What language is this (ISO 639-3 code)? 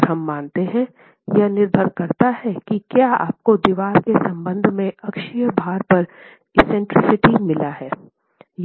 hin